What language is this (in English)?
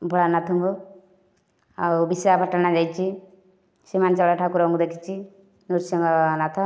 Odia